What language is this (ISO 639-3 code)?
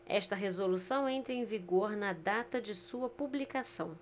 por